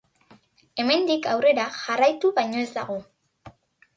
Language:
Basque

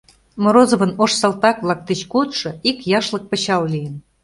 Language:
Mari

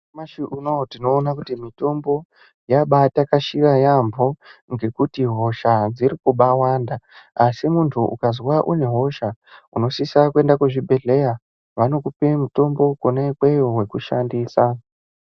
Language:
Ndau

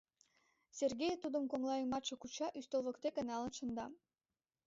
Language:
Mari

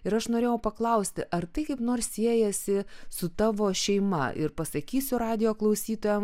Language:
Lithuanian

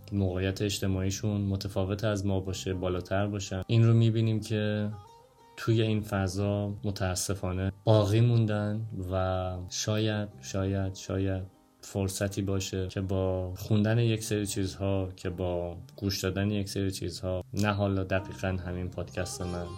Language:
Persian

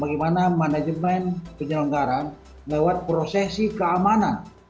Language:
Indonesian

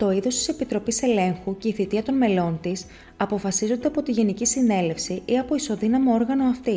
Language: Greek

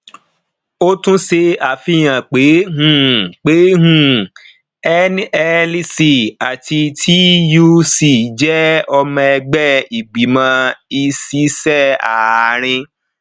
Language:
Yoruba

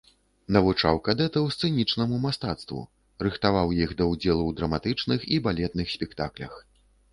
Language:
Belarusian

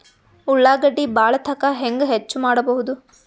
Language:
Kannada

